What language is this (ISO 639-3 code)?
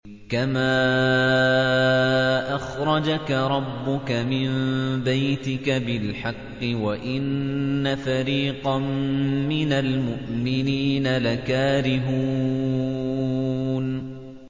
ara